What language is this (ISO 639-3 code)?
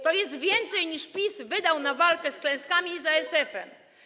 pol